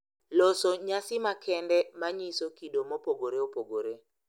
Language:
Luo (Kenya and Tanzania)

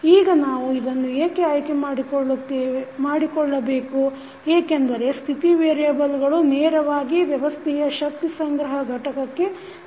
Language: Kannada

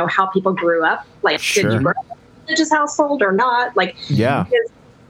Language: English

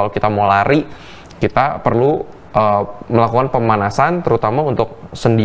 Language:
Indonesian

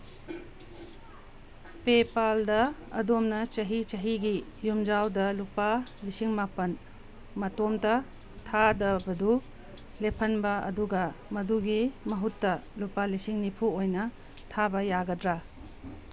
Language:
Manipuri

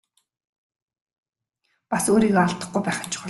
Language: Mongolian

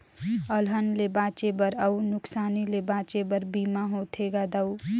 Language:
Chhattisgarhi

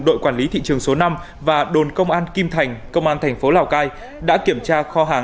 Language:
Vietnamese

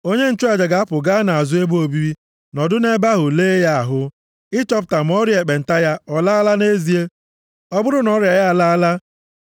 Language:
Igbo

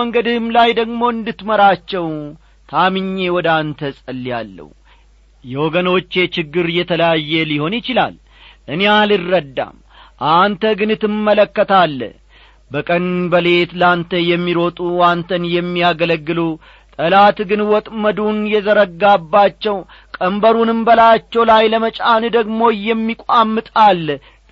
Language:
Amharic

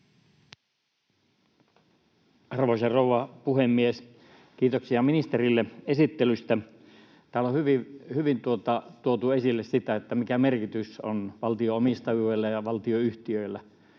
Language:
Finnish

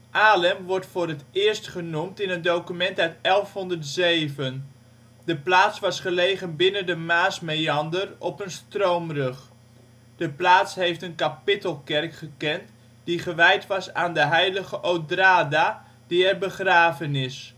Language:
Dutch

